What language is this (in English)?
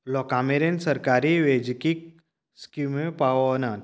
Konkani